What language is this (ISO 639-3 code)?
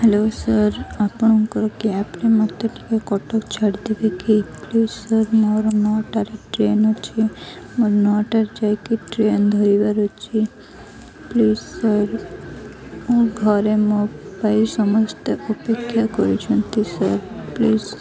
ori